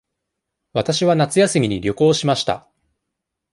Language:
Japanese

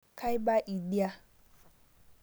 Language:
Masai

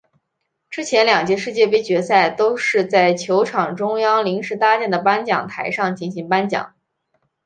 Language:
Chinese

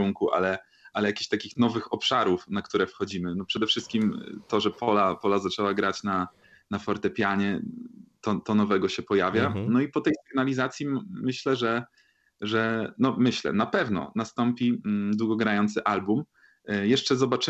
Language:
Polish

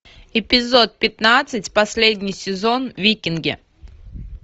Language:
Russian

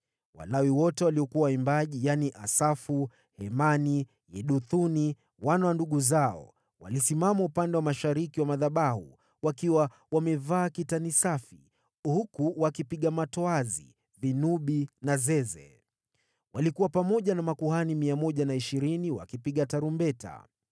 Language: Swahili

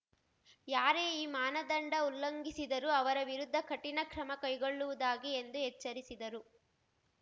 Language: Kannada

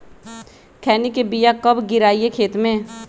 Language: Magahi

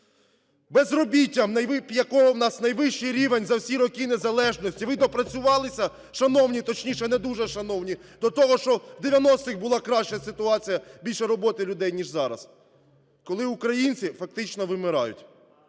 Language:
Ukrainian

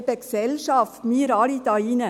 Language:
Swiss German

